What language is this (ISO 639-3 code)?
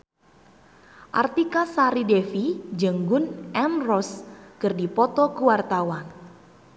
sun